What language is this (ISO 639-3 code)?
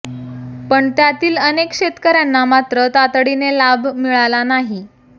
mar